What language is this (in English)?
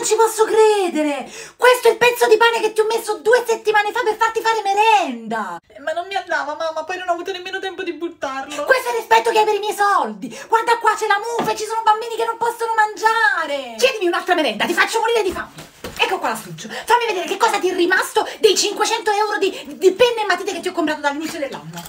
Italian